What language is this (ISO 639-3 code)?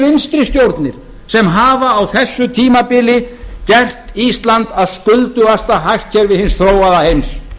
isl